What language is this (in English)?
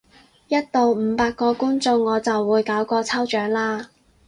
Cantonese